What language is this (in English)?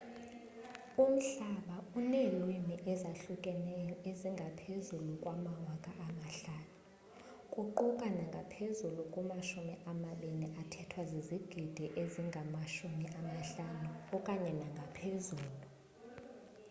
Xhosa